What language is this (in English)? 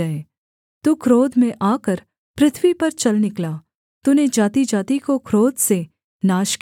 Hindi